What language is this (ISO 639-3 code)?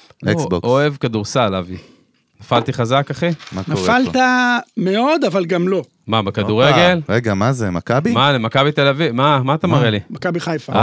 heb